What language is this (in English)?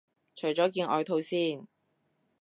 Cantonese